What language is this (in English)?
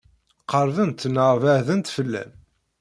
Kabyle